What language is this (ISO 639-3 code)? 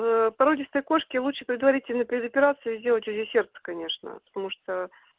rus